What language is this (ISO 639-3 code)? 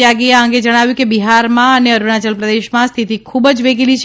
guj